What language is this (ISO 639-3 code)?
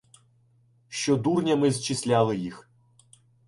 ukr